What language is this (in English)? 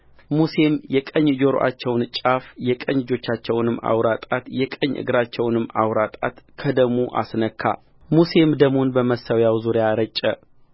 Amharic